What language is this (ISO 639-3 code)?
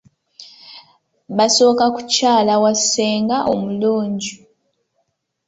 lug